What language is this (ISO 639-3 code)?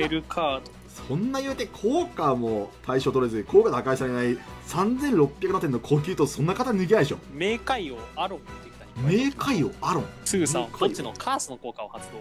jpn